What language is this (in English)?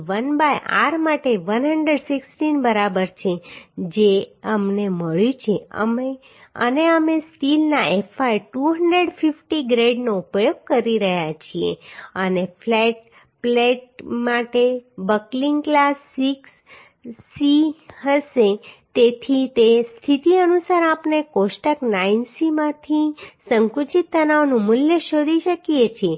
Gujarati